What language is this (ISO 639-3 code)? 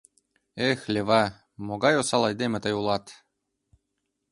chm